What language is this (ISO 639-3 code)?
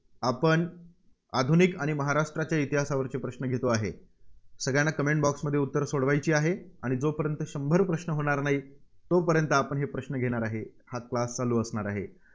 mar